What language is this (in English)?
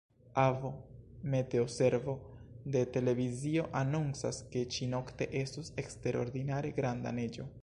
Esperanto